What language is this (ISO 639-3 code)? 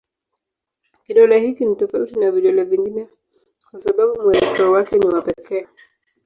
swa